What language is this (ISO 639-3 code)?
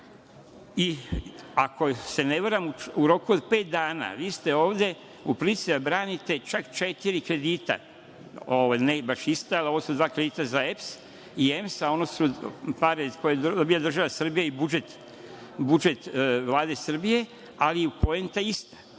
srp